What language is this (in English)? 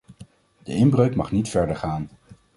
Dutch